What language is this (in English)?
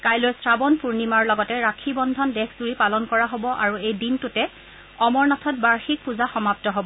Assamese